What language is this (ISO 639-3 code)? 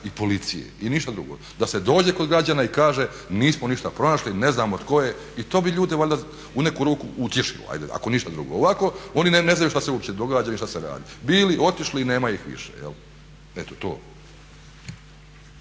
hrv